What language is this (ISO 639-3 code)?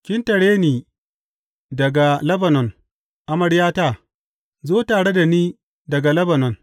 hau